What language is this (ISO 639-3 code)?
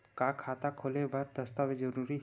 hne